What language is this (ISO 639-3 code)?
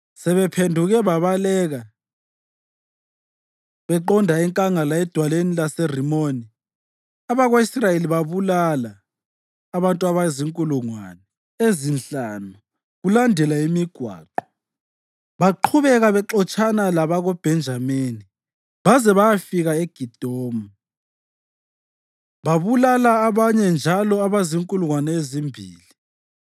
nde